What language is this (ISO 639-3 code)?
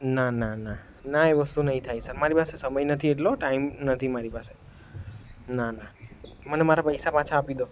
guj